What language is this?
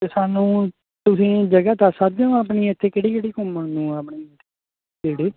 Punjabi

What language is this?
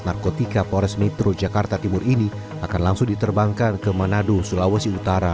Indonesian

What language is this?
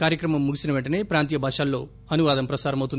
Telugu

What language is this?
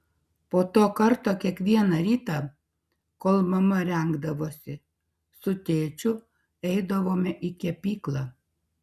Lithuanian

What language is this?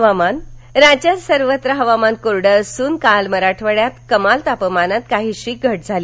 Marathi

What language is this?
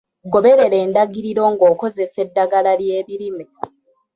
Ganda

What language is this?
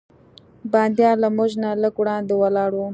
Pashto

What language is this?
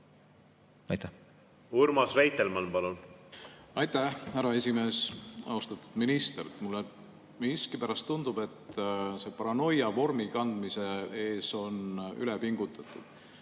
Estonian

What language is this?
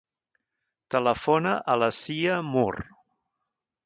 Catalan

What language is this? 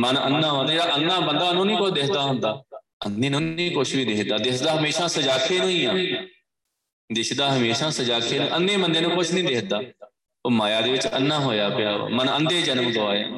Punjabi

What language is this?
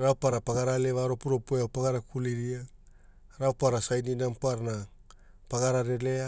Hula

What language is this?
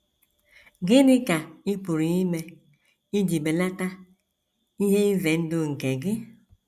Igbo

